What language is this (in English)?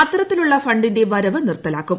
Malayalam